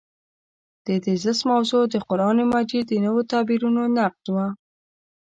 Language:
Pashto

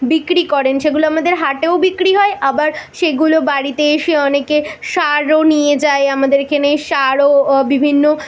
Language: Bangla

